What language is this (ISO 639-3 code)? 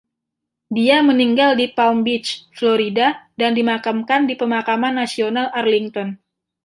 ind